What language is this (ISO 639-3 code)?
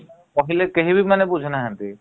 ori